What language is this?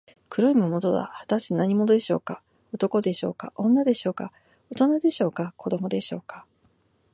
Japanese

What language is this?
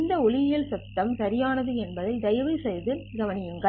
Tamil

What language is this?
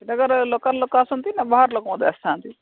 Odia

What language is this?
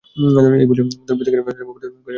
Bangla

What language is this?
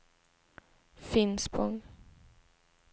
Swedish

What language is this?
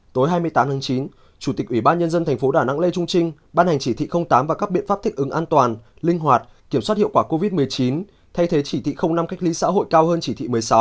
Vietnamese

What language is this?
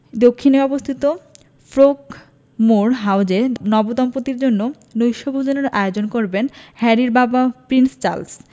Bangla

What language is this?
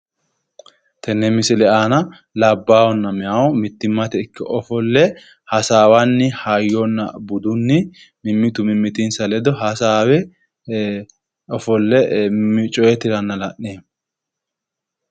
Sidamo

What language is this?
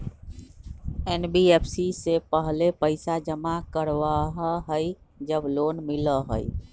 Magahi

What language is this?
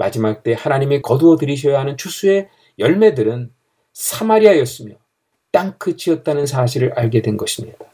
Korean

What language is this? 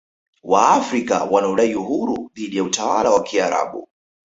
Swahili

